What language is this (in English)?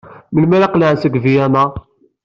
Kabyle